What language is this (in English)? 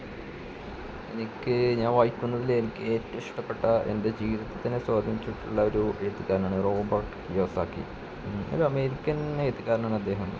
Malayalam